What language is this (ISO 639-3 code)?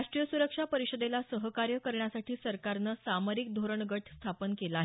mar